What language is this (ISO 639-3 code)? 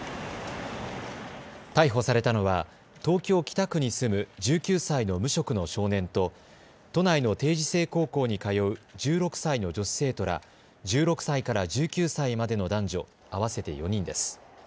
jpn